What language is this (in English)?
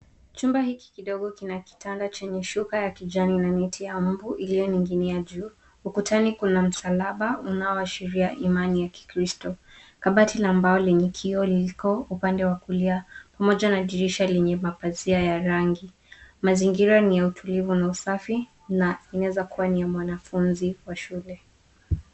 Swahili